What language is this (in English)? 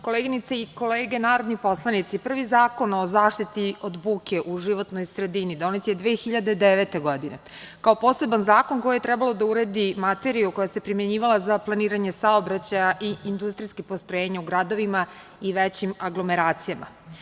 Serbian